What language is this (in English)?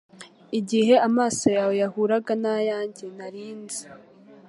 Kinyarwanda